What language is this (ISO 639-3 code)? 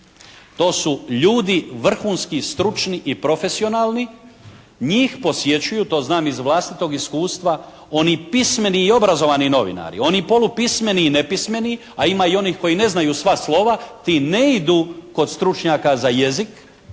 hrv